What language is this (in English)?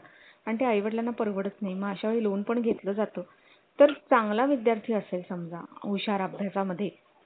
Marathi